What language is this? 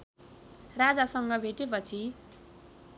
Nepali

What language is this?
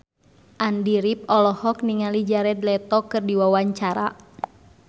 Sundanese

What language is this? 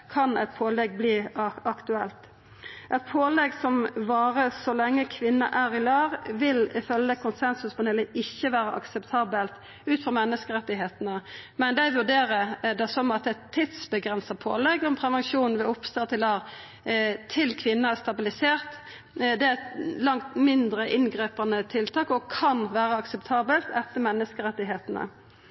Norwegian Nynorsk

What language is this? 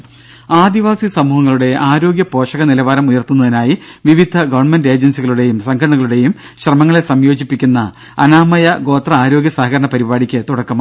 Malayalam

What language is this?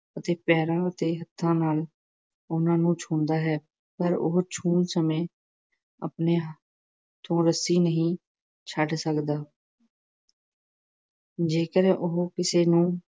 Punjabi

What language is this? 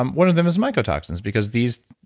English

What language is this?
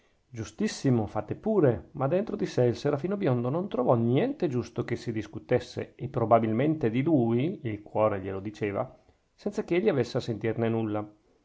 Italian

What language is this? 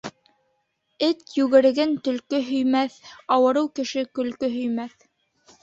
Bashkir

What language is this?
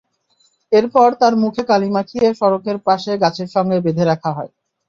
Bangla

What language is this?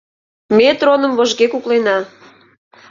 Mari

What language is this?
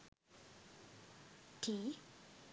Sinhala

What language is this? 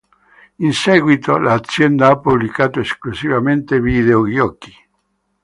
Italian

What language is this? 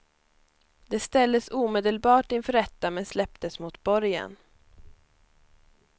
Swedish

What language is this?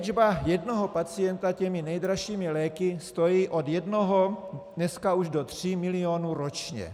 Czech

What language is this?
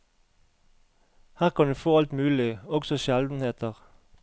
Norwegian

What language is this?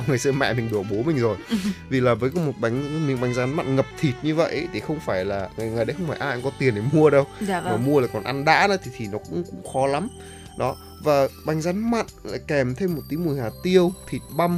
Vietnamese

